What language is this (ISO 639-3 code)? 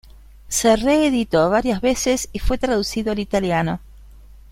spa